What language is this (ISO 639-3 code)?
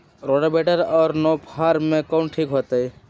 mag